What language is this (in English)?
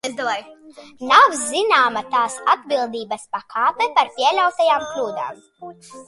Latvian